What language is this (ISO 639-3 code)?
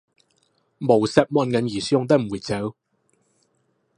yue